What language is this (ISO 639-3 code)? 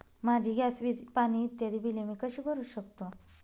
mar